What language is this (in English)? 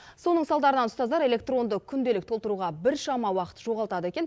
Kazakh